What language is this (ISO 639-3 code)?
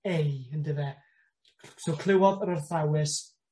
cym